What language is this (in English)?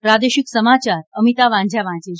Gujarati